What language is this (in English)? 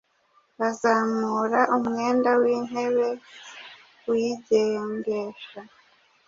Kinyarwanda